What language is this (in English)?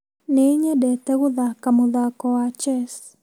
Kikuyu